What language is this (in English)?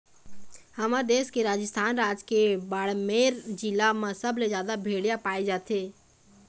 Chhattisgarhi